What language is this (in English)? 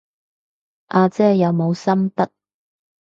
Cantonese